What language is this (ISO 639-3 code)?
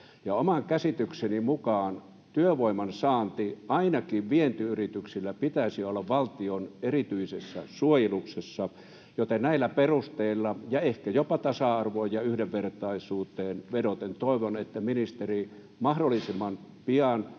fin